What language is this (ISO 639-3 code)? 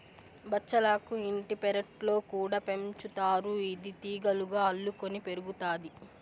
tel